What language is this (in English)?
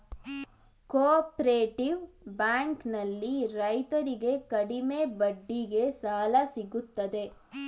Kannada